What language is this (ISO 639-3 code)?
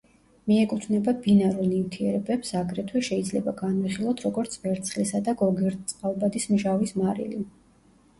kat